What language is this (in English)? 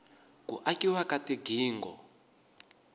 Tsonga